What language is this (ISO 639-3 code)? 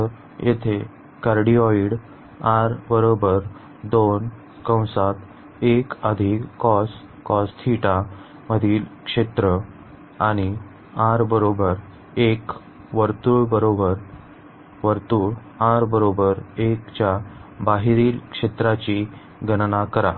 mar